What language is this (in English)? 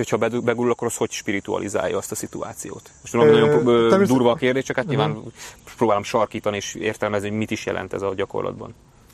Hungarian